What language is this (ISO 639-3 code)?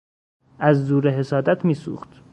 fas